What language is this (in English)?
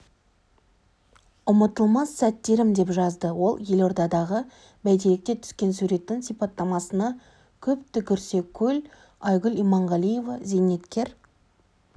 Kazakh